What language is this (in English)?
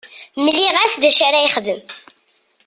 Kabyle